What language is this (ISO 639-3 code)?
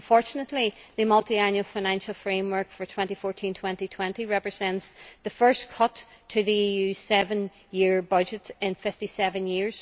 eng